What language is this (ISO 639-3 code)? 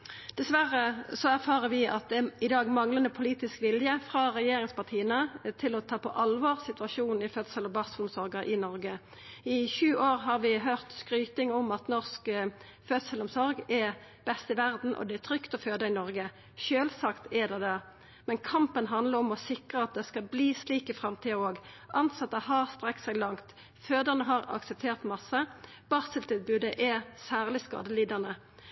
nno